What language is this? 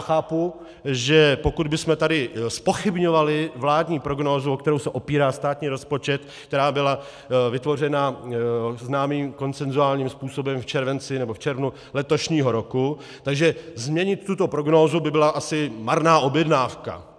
Czech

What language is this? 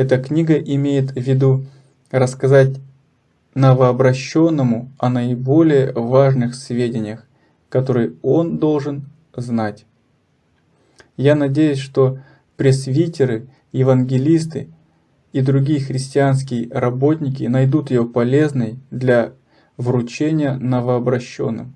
Russian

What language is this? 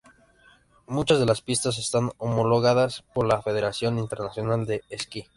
Spanish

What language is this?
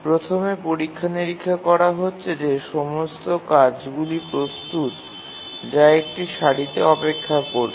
Bangla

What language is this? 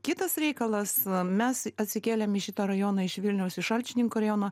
Lithuanian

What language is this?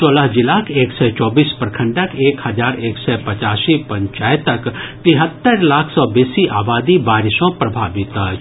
Maithili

